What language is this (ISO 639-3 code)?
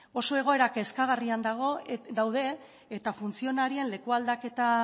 eus